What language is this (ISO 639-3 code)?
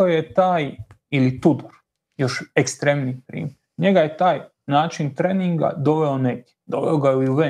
hrv